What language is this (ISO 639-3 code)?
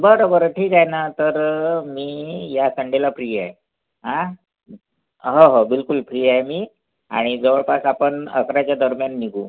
mar